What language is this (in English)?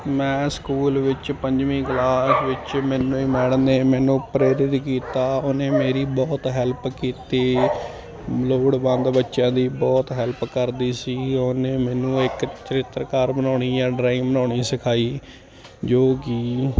Punjabi